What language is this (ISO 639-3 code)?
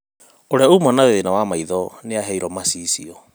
kik